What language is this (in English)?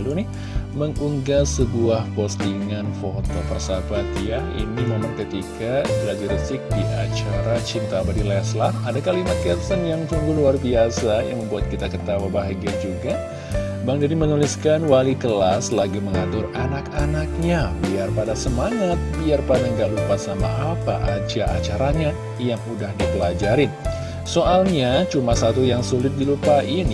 Indonesian